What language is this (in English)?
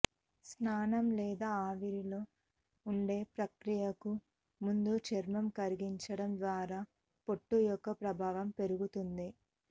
Telugu